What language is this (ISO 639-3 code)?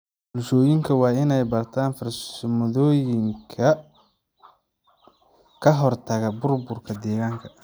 som